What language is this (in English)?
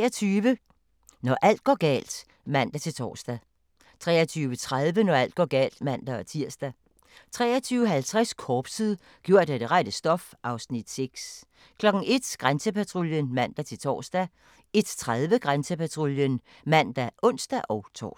Danish